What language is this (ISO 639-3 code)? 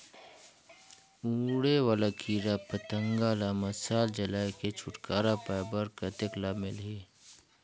hne